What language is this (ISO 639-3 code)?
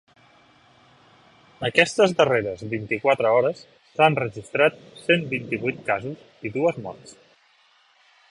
cat